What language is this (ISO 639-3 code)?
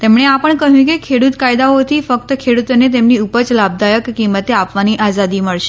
guj